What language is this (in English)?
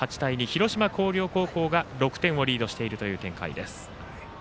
Japanese